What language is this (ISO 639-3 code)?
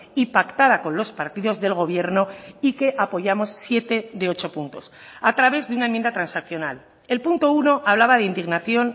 spa